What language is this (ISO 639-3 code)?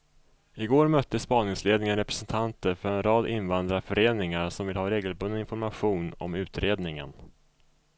swe